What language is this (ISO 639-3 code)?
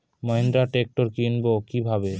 ben